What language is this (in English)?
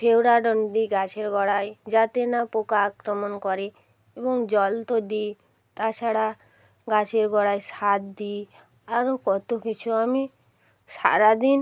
Bangla